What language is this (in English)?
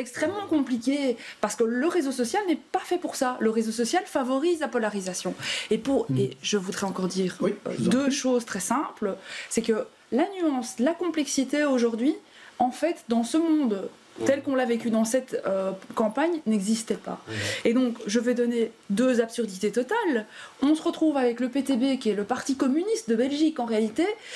French